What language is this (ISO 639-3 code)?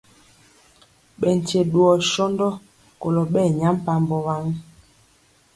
mcx